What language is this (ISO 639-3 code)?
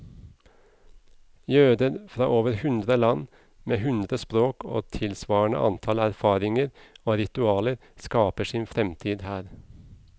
nor